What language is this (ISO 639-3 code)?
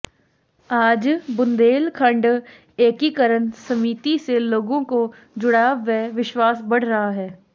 hin